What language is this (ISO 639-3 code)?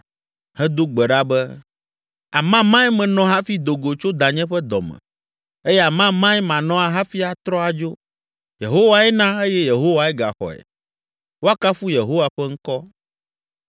ewe